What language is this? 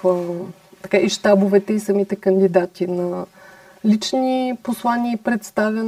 Bulgarian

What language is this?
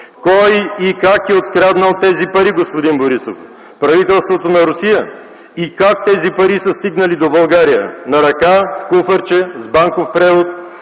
Bulgarian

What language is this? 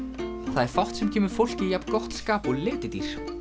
Icelandic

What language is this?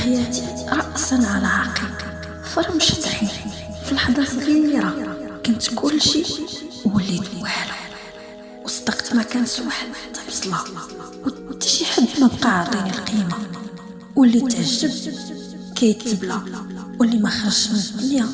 Arabic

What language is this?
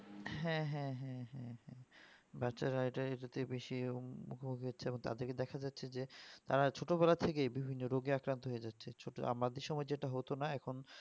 Bangla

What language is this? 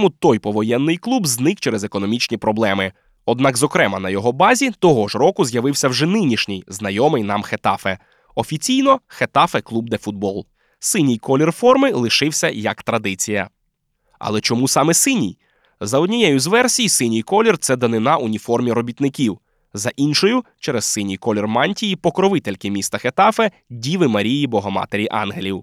Ukrainian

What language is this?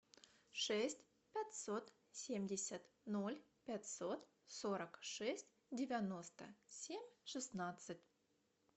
Russian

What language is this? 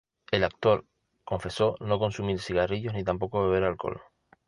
Spanish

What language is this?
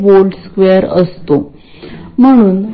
Marathi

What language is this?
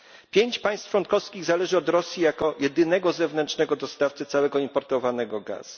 Polish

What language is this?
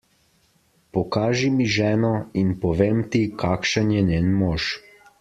Slovenian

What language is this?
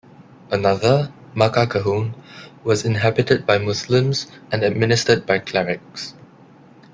English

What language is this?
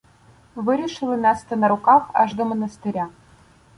Ukrainian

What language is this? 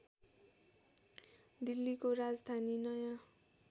Nepali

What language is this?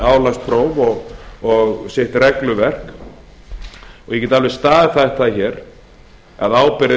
Icelandic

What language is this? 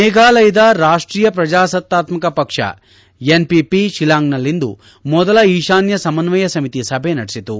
Kannada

